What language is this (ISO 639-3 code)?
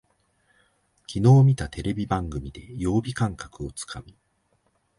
jpn